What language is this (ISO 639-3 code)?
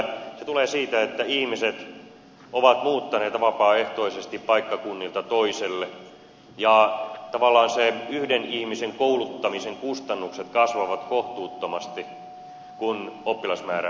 fin